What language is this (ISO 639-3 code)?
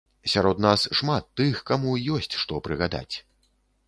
bel